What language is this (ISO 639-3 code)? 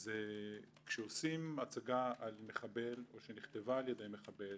heb